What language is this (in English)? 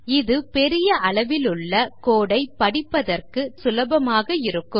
Tamil